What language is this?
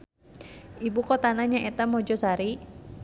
Sundanese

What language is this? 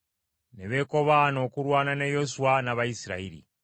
Ganda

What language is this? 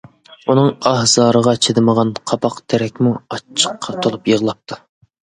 Uyghur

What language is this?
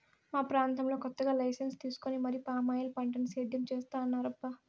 Telugu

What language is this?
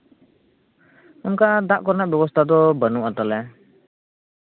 Santali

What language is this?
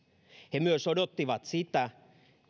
Finnish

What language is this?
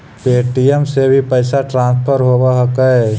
Magahi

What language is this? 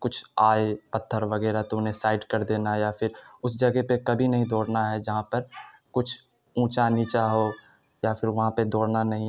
Urdu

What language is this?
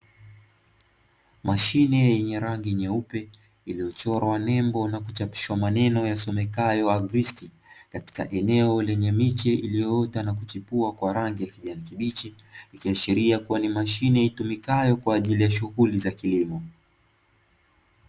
Swahili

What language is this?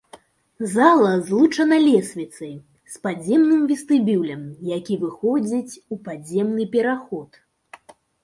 Belarusian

